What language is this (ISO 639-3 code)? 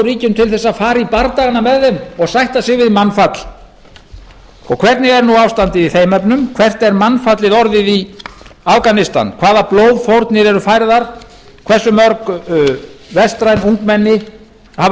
isl